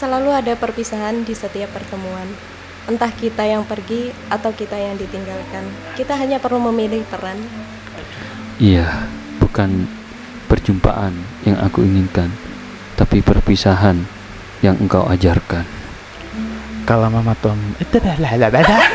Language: Indonesian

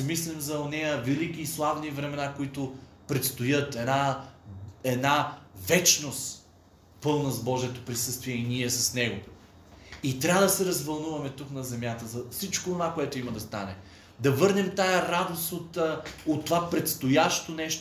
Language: Bulgarian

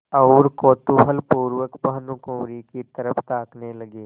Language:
Hindi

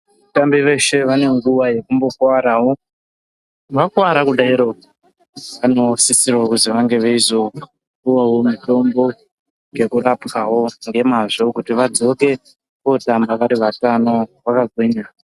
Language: Ndau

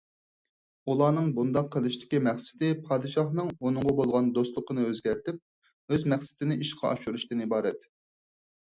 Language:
Uyghur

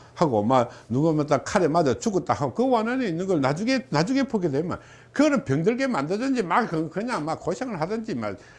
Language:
Korean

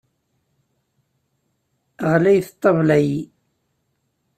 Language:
Kabyle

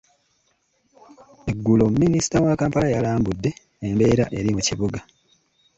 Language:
Ganda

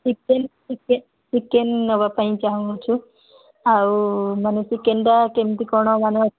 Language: Odia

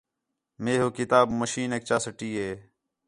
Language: Khetrani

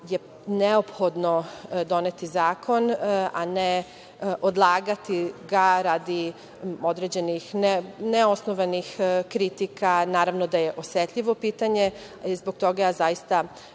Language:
Serbian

